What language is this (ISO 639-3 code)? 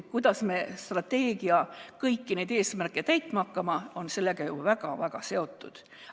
est